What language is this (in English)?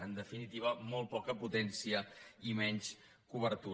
Catalan